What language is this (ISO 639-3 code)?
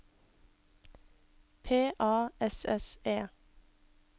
nor